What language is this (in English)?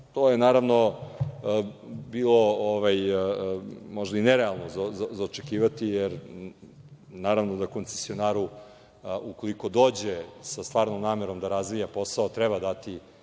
Serbian